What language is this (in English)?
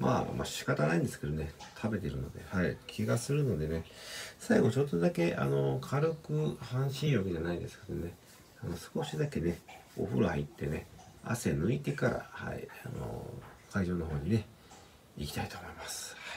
Japanese